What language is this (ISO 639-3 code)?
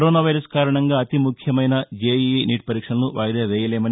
tel